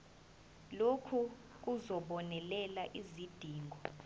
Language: Zulu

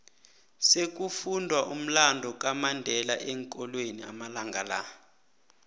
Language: South Ndebele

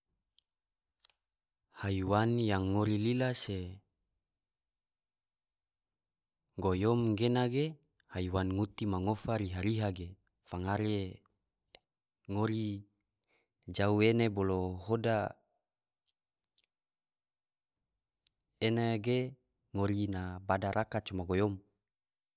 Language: Tidore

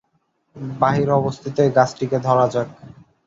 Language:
Bangla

